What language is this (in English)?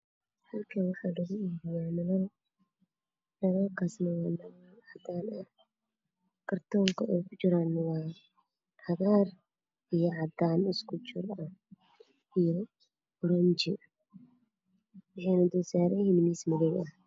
Somali